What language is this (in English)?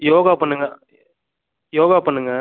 Tamil